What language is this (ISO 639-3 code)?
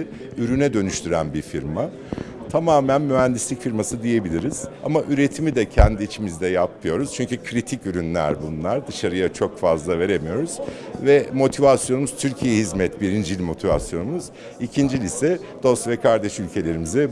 tur